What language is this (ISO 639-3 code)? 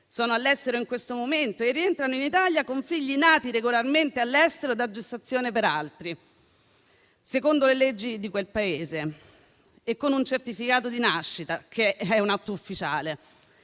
ita